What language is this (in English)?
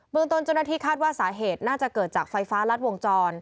Thai